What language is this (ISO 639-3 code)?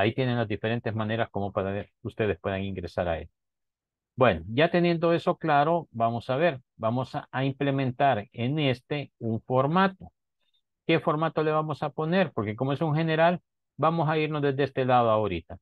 spa